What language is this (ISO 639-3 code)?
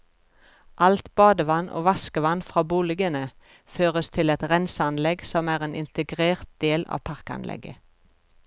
nor